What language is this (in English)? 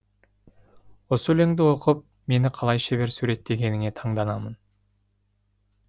Kazakh